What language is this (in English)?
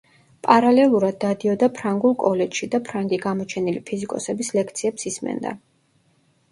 Georgian